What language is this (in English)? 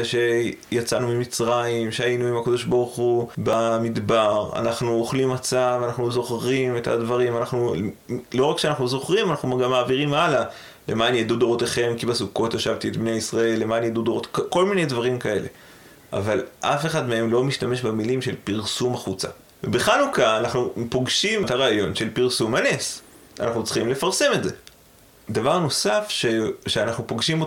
Hebrew